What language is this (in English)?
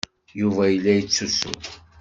Kabyle